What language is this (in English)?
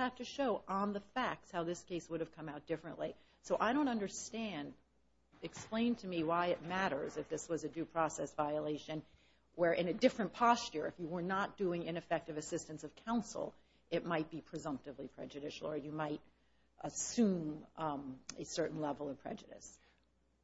English